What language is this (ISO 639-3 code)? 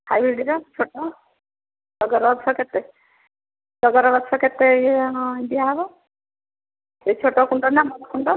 ori